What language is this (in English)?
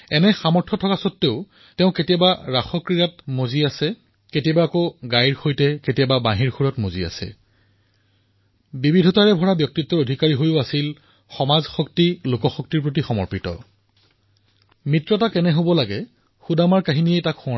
Assamese